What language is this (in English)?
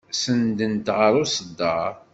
Kabyle